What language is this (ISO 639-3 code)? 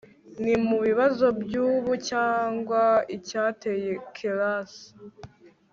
kin